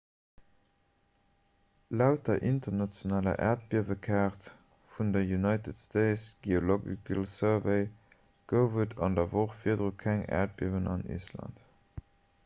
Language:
Luxembourgish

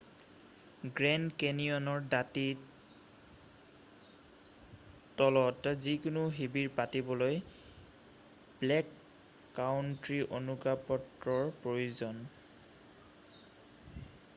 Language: Assamese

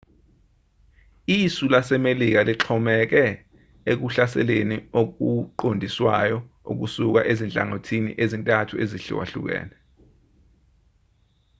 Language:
Zulu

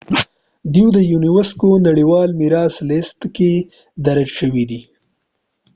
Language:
Pashto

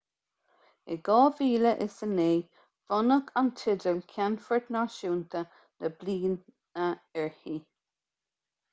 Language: Irish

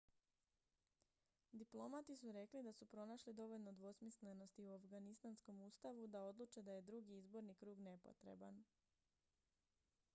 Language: Croatian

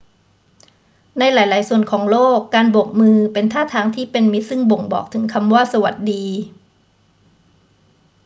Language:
Thai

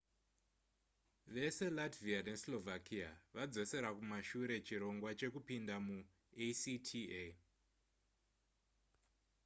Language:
Shona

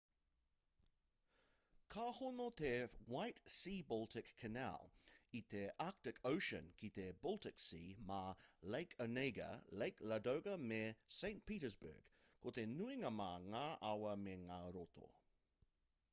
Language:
Māori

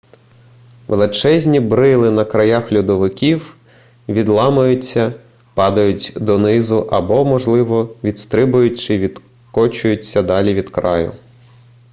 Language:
Ukrainian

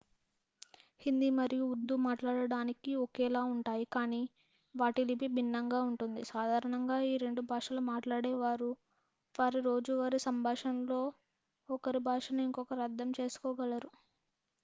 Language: Telugu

